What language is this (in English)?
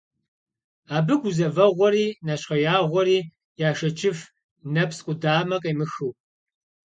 Kabardian